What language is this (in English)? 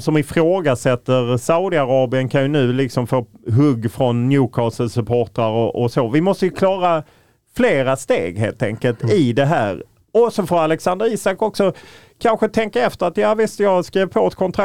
Swedish